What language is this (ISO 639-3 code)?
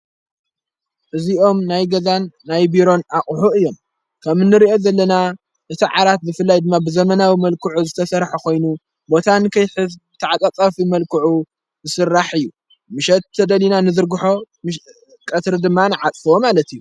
tir